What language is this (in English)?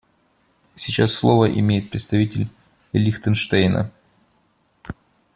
Russian